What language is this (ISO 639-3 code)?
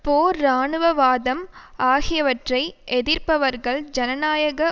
tam